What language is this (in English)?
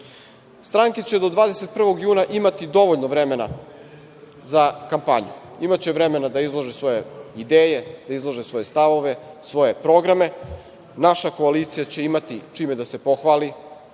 Serbian